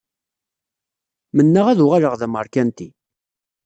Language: Kabyle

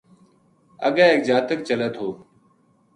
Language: Gujari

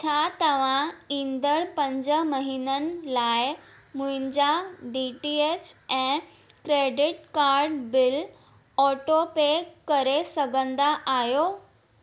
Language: Sindhi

